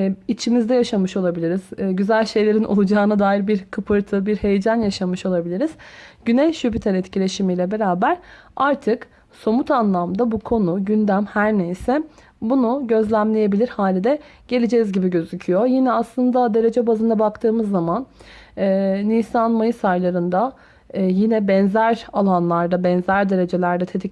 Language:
Turkish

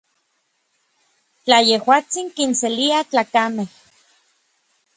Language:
Orizaba Nahuatl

